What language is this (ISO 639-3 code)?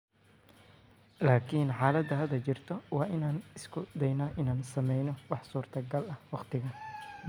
som